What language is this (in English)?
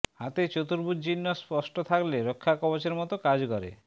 Bangla